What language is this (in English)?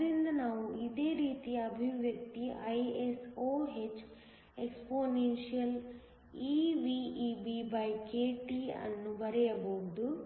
Kannada